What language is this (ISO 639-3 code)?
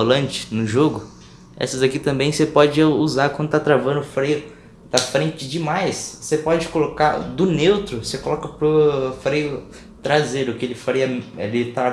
por